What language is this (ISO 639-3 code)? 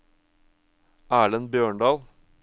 nor